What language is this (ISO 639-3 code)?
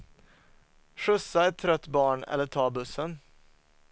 swe